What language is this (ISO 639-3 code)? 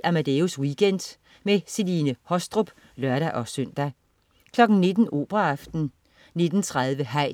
dan